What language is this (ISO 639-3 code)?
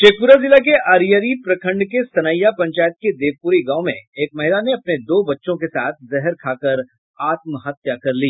hin